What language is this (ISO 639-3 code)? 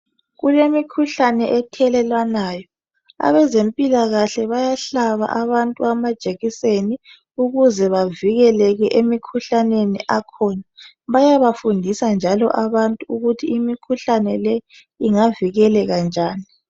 nde